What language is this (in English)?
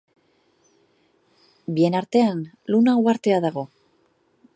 Basque